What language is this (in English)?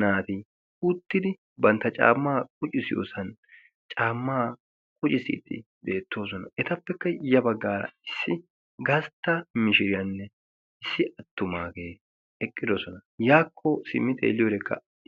Wolaytta